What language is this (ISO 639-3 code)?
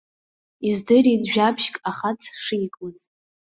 abk